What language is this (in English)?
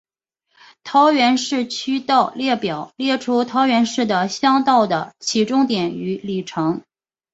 Chinese